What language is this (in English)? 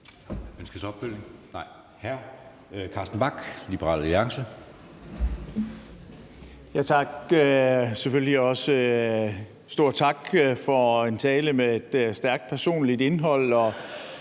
Danish